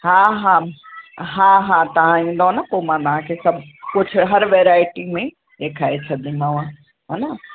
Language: Sindhi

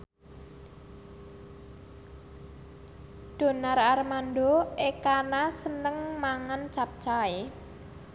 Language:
Javanese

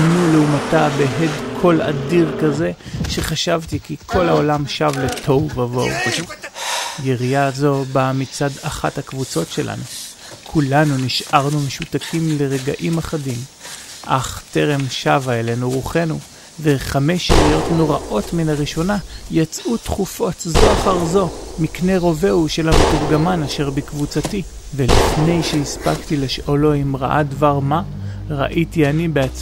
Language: Hebrew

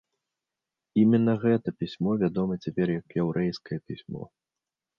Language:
Belarusian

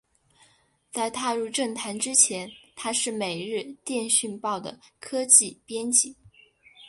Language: Chinese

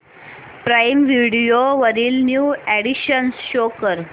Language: Marathi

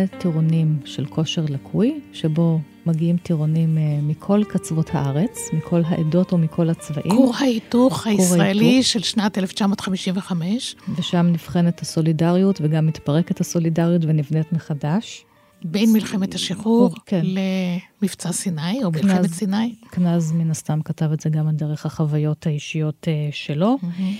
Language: Hebrew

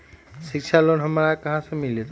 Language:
Magahi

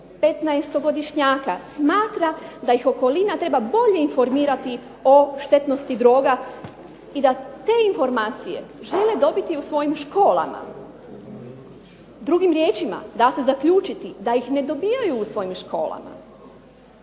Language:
Croatian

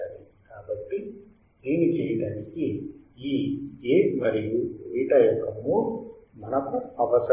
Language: Telugu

